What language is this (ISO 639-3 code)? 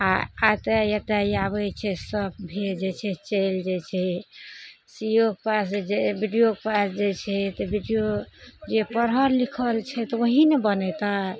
mai